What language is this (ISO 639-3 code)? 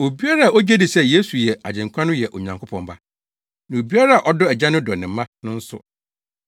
aka